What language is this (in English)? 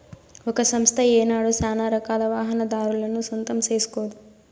Telugu